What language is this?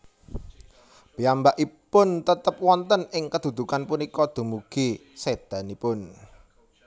Javanese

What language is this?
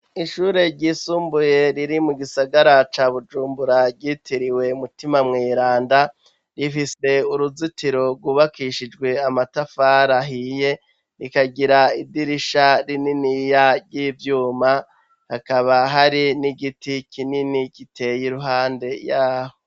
Rundi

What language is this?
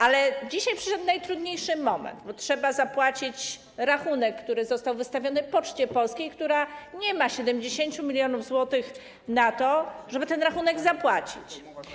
Polish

